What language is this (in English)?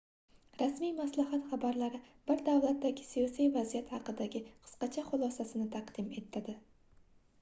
Uzbek